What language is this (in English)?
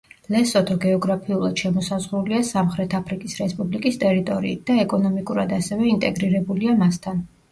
Georgian